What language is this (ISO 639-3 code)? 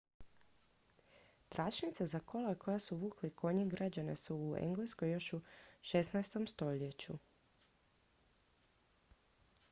hrv